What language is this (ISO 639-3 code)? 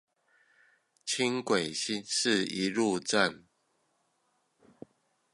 zho